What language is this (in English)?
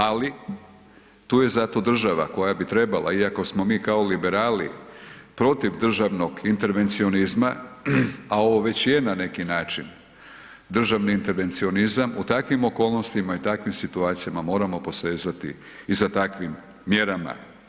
Croatian